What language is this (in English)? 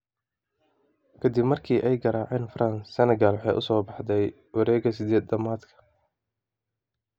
Somali